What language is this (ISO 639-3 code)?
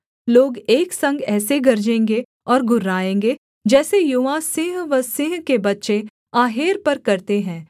hin